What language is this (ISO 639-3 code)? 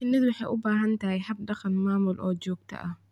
som